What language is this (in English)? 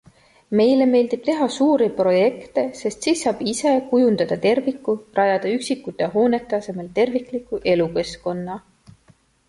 Estonian